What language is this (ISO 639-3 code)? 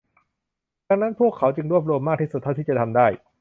tha